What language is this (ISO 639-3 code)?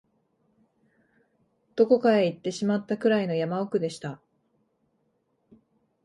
jpn